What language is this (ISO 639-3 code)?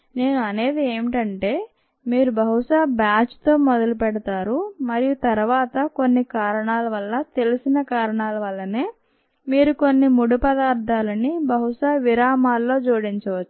tel